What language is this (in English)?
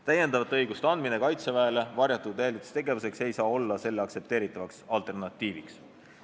Estonian